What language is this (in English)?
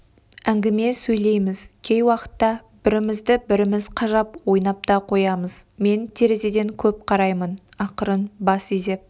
Kazakh